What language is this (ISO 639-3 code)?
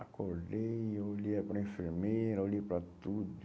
por